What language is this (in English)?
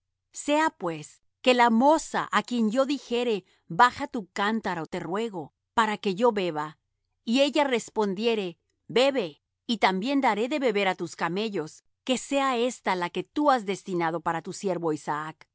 Spanish